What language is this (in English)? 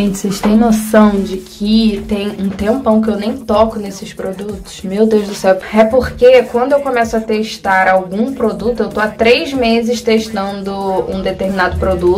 Portuguese